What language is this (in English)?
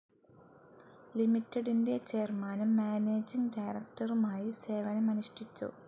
Malayalam